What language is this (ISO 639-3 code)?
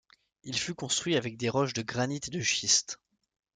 fra